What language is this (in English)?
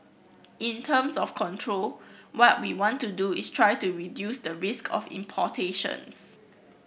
English